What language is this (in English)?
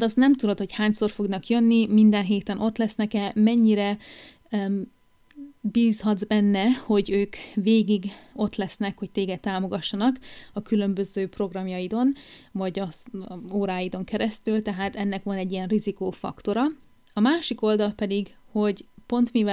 Hungarian